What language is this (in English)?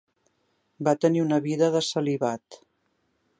Catalan